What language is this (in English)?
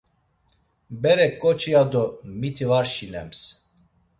Laz